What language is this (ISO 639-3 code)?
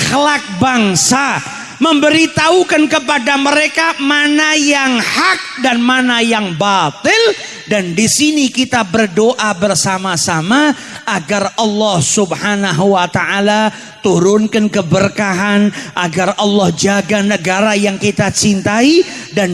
ind